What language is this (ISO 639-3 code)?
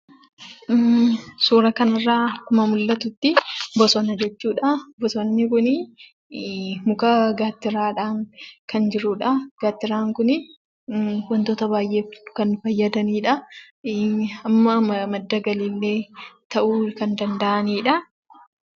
orm